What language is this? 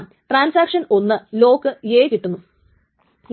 Malayalam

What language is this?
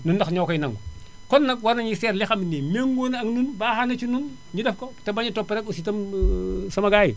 Wolof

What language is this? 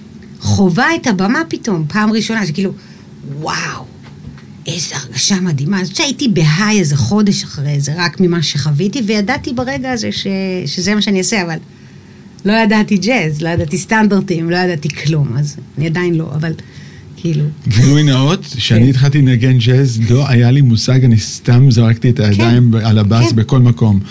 Hebrew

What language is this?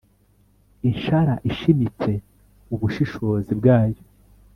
Kinyarwanda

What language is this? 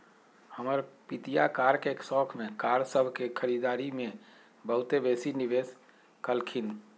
Magahi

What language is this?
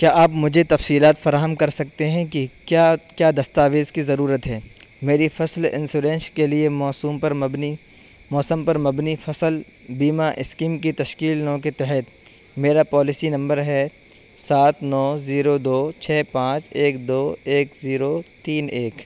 Urdu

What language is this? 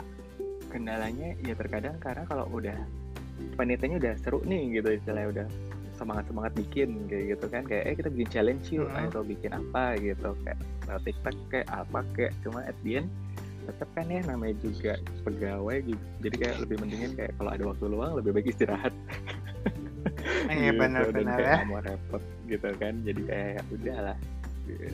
Indonesian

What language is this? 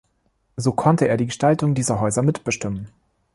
German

